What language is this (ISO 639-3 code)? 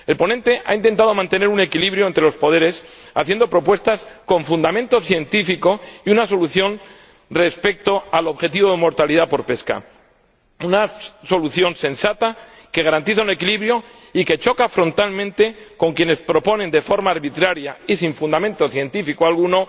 spa